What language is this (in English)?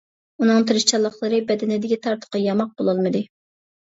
Uyghur